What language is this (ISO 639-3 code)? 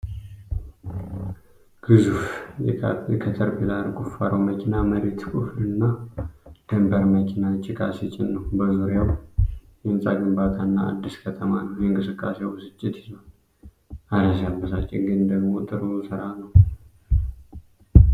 amh